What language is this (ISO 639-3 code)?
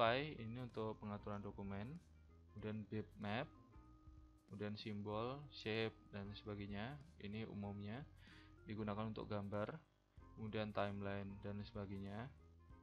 ind